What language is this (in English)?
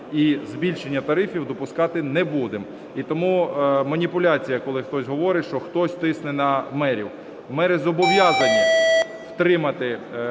Ukrainian